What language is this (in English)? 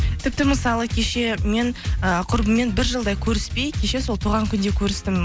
Kazakh